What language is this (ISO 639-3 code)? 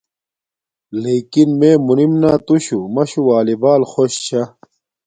dmk